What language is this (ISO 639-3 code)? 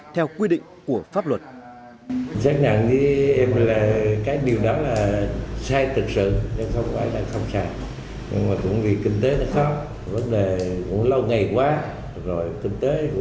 vie